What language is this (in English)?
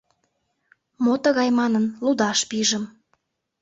Mari